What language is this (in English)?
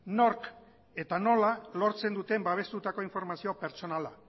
Basque